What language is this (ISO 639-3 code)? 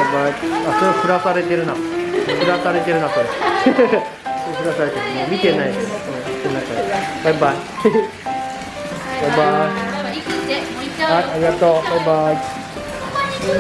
jpn